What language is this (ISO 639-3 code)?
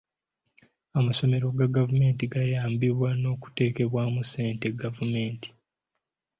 lug